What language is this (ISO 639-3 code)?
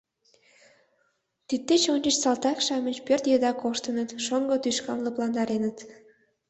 chm